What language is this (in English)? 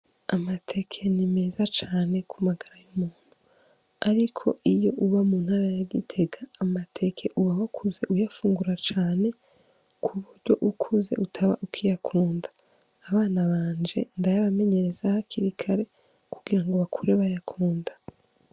Rundi